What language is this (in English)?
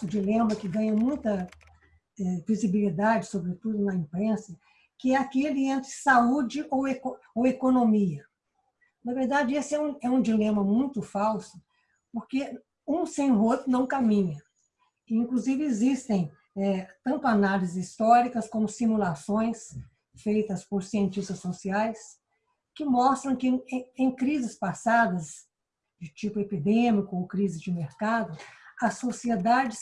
Portuguese